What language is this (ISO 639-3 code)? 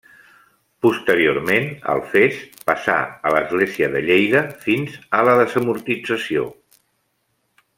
cat